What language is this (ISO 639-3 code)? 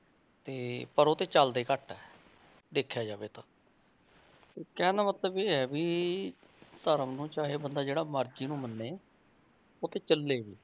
pan